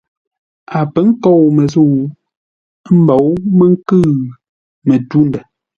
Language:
Ngombale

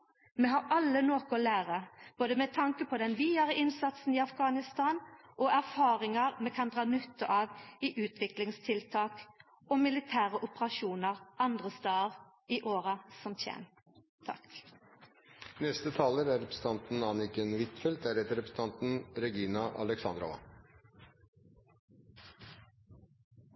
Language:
Norwegian Nynorsk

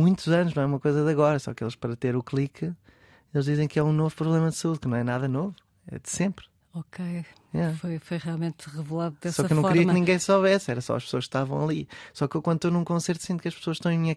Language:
Portuguese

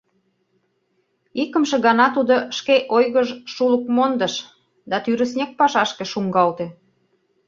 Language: Mari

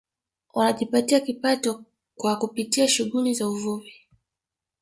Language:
Swahili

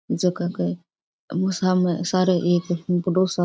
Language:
Rajasthani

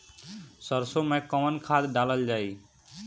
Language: Bhojpuri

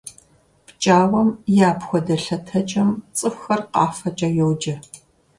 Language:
Kabardian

